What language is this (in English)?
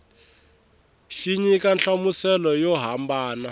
Tsonga